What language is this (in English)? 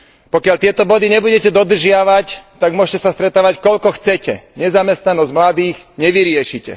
Slovak